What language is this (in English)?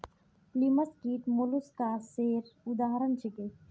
Magahi